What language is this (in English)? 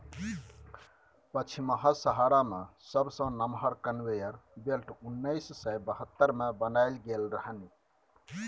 Maithili